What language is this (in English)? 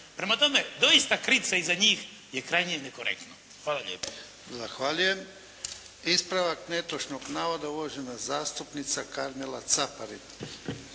Croatian